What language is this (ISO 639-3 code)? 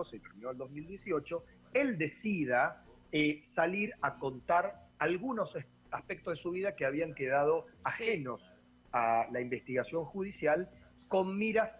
spa